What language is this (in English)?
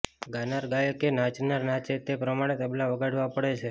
Gujarati